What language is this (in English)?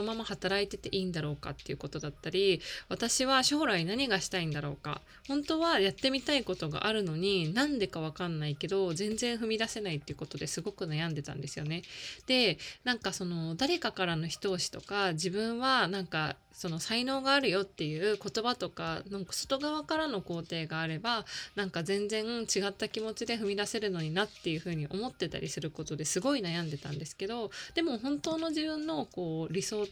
Japanese